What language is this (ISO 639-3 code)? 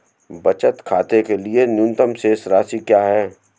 hin